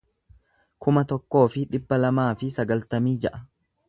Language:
Oromo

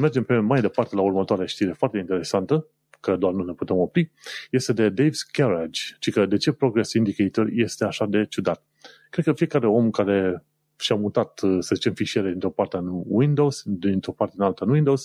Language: Romanian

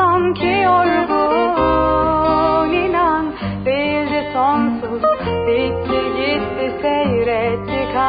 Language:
Turkish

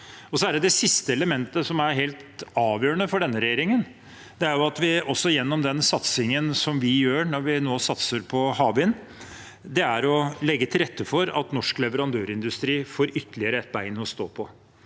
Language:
Norwegian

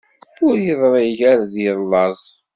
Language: Kabyle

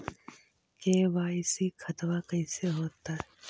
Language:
Magahi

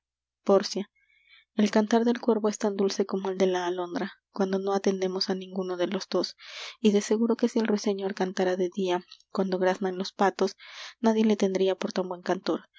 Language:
Spanish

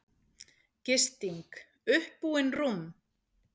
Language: Icelandic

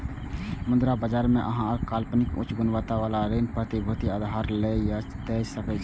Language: Maithili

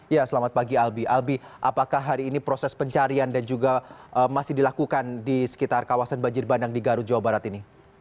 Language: Indonesian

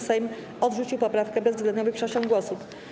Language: Polish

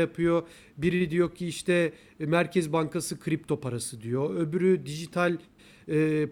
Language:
Turkish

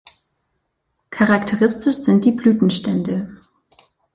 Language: German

